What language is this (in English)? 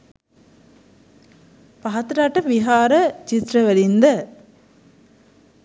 Sinhala